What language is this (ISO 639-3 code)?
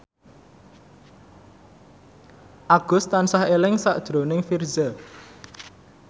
jav